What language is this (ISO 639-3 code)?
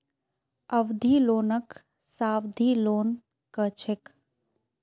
mag